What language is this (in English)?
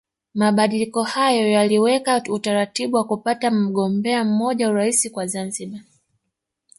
Swahili